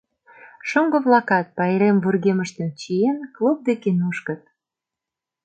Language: Mari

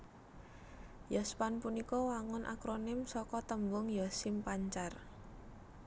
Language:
Javanese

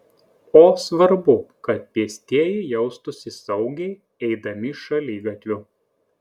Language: Lithuanian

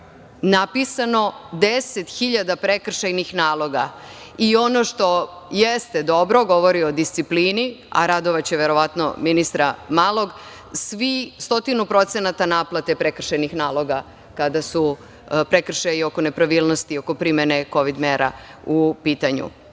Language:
Serbian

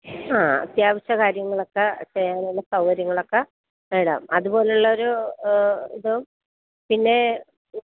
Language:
Malayalam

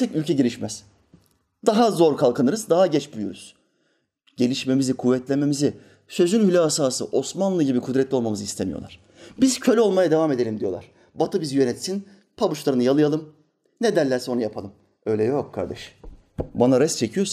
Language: Turkish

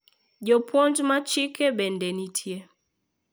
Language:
Luo (Kenya and Tanzania)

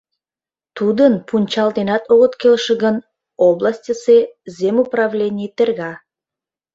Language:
Mari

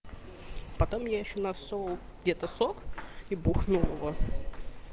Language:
Russian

